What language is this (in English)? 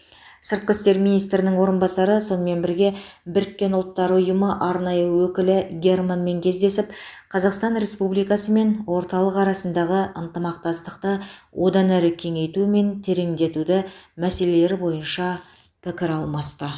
Kazakh